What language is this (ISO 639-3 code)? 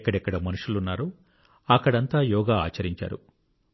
tel